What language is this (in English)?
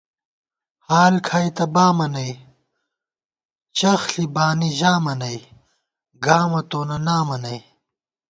Gawar-Bati